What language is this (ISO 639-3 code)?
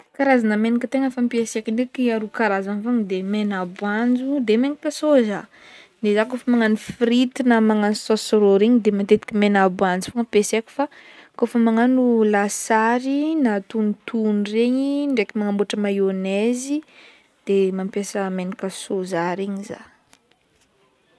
bmm